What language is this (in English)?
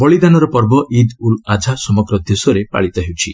Odia